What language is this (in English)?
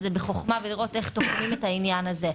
Hebrew